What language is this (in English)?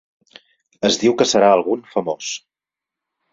Catalan